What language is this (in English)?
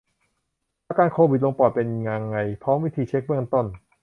Thai